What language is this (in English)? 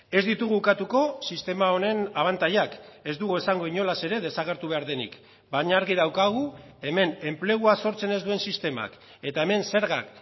Basque